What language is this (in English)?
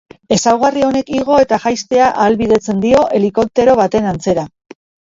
Basque